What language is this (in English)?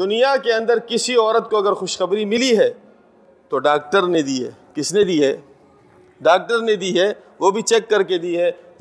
Urdu